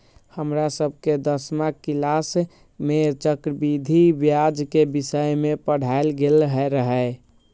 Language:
Magahi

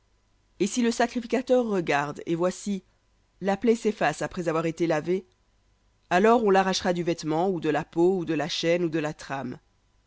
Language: French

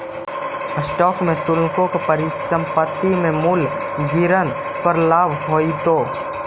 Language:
Magahi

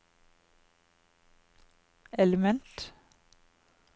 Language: Norwegian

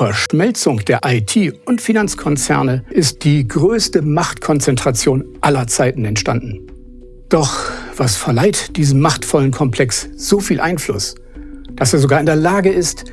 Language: German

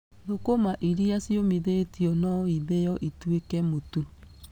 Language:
Kikuyu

